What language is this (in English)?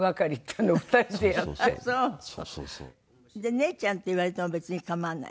Japanese